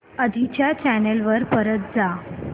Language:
Marathi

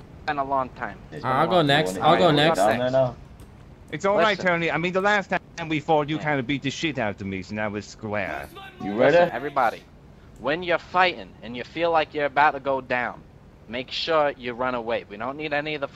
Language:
English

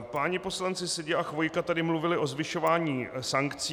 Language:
Czech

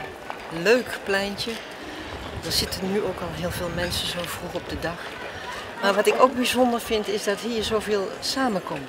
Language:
Dutch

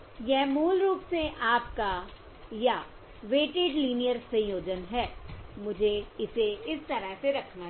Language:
Hindi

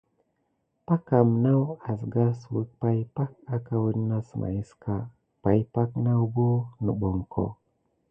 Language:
Gidar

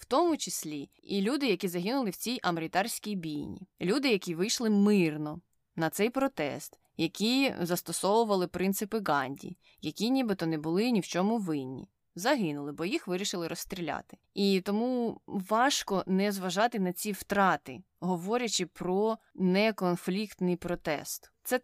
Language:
Ukrainian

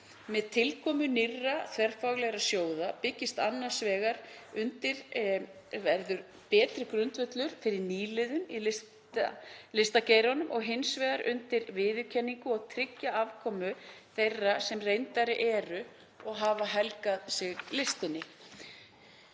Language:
Icelandic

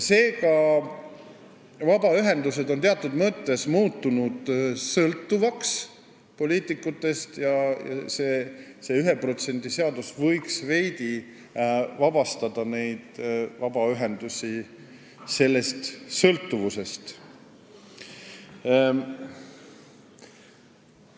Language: Estonian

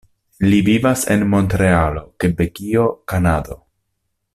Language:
Esperanto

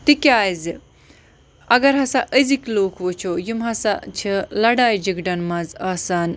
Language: Kashmiri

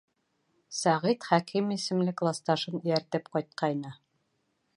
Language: Bashkir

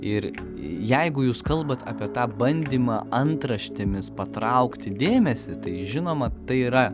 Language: Lithuanian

